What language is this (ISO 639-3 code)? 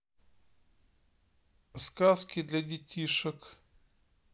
rus